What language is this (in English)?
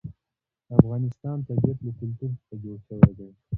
Pashto